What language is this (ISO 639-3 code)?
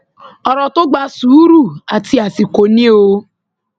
yor